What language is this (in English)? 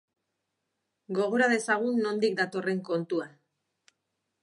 Basque